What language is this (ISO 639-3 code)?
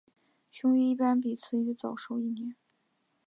zho